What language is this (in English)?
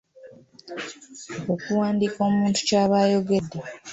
Ganda